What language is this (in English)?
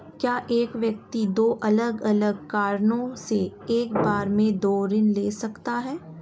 Hindi